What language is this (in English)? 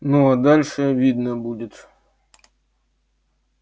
Russian